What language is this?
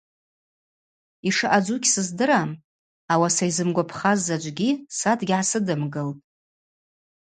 Abaza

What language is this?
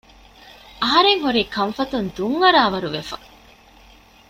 Divehi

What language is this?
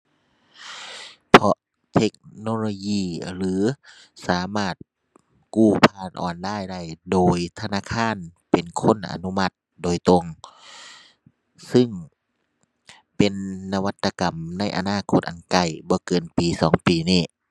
Thai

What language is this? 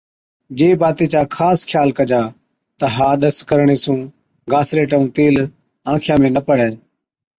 Od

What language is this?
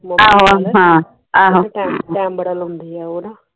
Punjabi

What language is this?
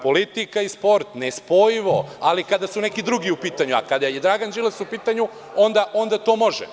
Serbian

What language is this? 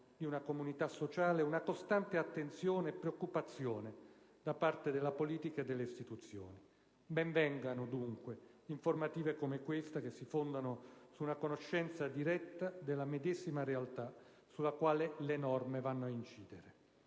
Italian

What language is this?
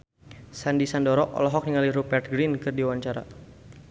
Sundanese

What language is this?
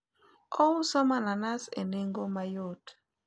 Luo (Kenya and Tanzania)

